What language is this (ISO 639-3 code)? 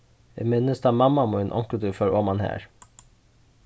fao